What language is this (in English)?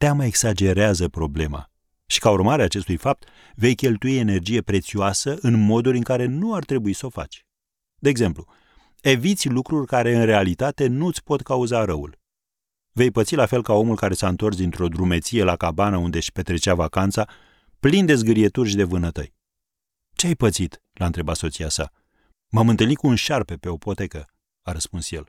Romanian